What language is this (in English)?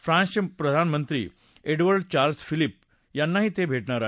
Marathi